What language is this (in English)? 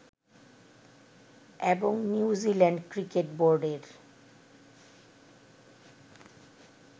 Bangla